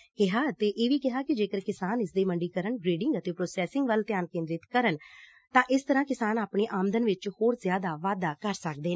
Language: Punjabi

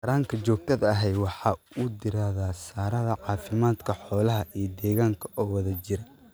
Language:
Somali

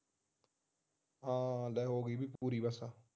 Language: Punjabi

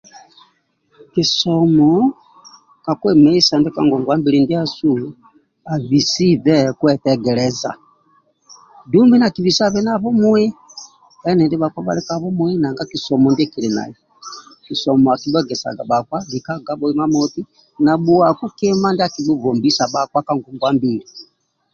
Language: Amba (Uganda)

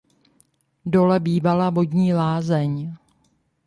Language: Czech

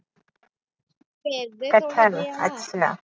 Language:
Punjabi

